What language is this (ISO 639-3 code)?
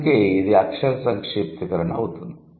tel